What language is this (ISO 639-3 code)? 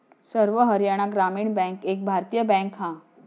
mar